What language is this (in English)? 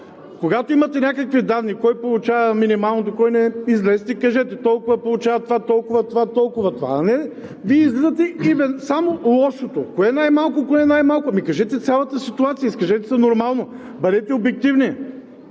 Bulgarian